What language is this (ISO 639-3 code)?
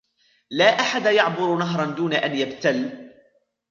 ara